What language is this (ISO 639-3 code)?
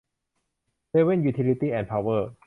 tha